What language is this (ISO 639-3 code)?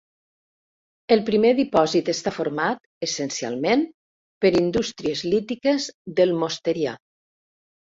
cat